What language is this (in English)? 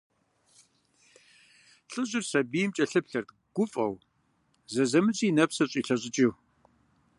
Kabardian